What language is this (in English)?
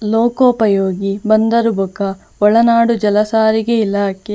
Tulu